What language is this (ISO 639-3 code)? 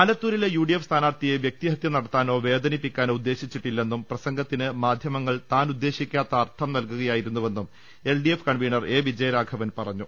mal